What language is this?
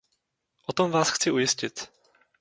Czech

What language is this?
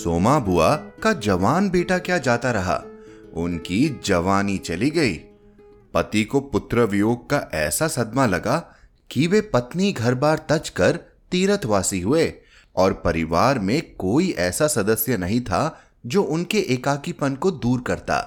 Hindi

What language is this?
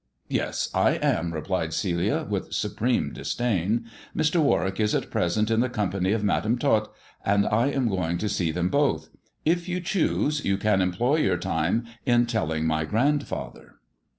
English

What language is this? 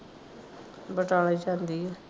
Punjabi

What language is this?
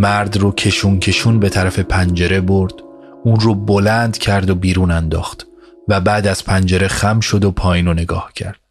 Persian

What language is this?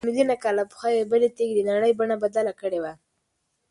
Pashto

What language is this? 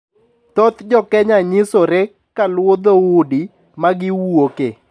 Luo (Kenya and Tanzania)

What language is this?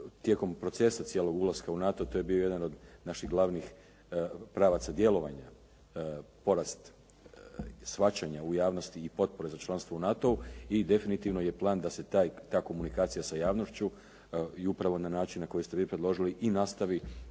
Croatian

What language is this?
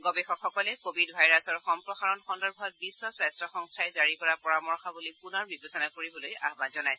Assamese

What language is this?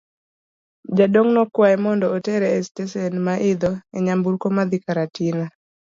Luo (Kenya and Tanzania)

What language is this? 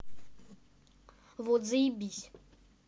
Russian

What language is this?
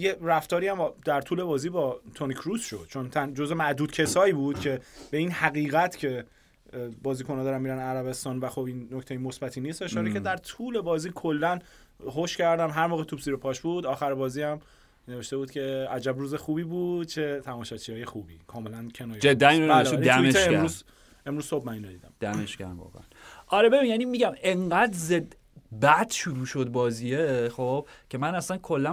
Persian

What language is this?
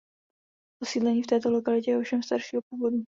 Czech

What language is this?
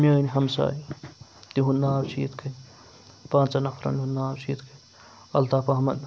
Kashmiri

